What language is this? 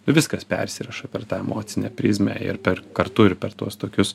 Lithuanian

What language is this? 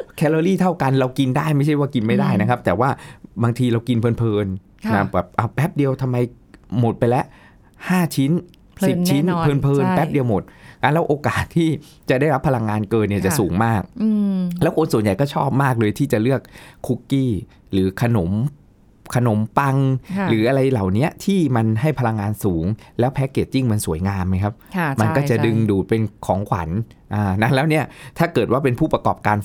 Thai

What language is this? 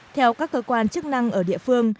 Vietnamese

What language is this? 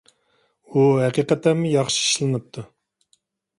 Uyghur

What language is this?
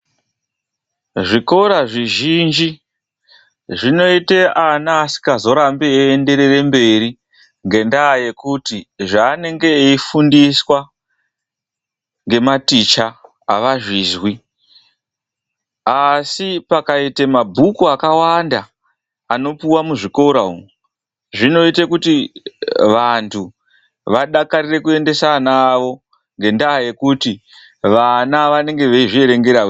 Ndau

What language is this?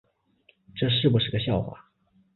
Chinese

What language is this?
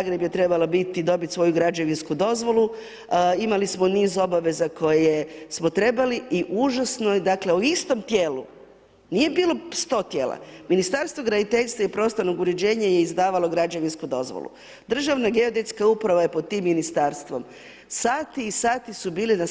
Croatian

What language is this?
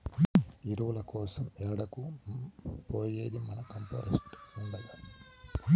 Telugu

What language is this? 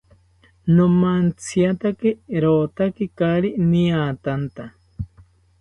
South Ucayali Ashéninka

